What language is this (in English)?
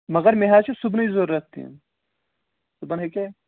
Kashmiri